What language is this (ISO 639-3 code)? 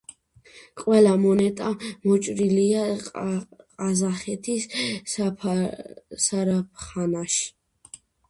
kat